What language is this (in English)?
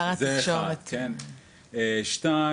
Hebrew